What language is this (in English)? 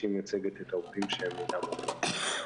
Hebrew